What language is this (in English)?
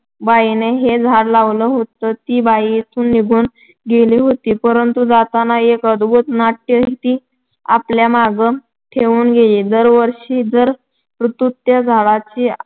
Marathi